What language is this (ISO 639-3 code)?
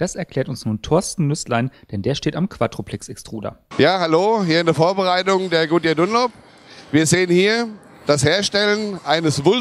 deu